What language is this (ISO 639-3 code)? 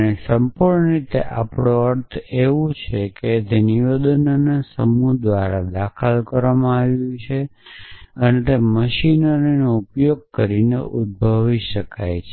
guj